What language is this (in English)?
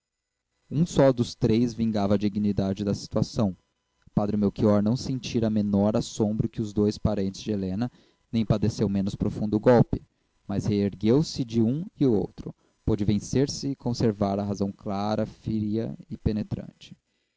Portuguese